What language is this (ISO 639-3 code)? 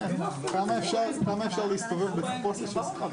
heb